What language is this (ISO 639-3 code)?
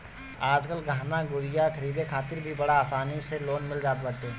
bho